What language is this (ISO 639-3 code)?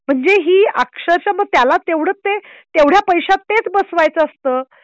mar